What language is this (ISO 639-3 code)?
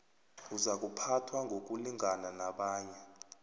nbl